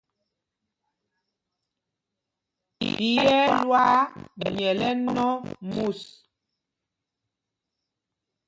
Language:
Mpumpong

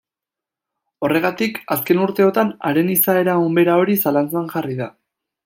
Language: Basque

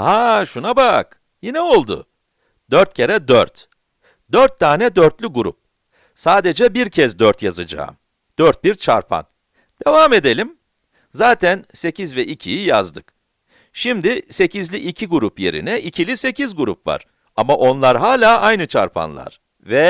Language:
Turkish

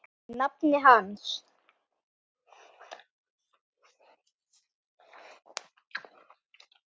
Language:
Icelandic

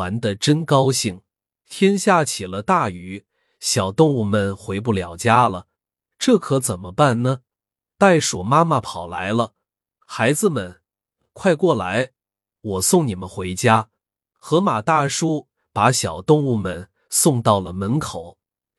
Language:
Chinese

